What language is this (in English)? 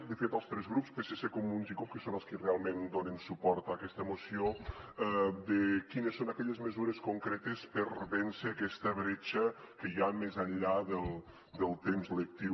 Catalan